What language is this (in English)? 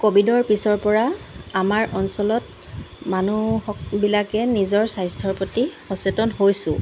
Assamese